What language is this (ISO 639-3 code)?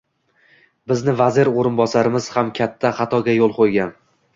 uzb